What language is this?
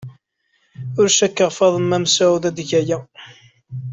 Kabyle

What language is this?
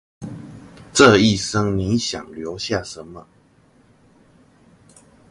Chinese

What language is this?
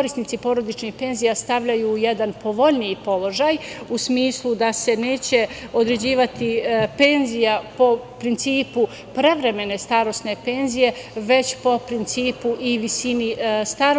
Serbian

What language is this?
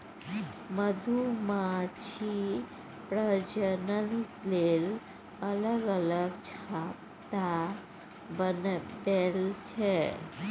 Maithili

